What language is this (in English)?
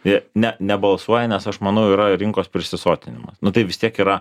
Lithuanian